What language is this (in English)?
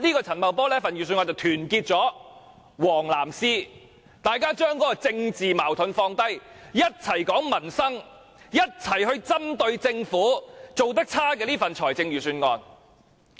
Cantonese